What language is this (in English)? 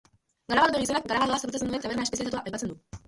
Basque